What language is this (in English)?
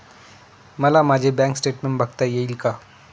Marathi